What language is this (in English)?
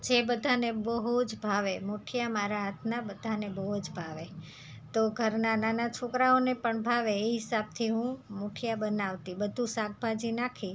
Gujarati